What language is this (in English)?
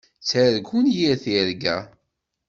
Kabyle